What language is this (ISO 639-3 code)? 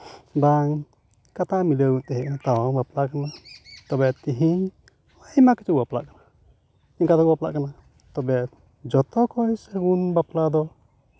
sat